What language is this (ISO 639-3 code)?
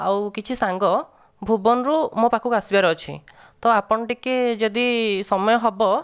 ori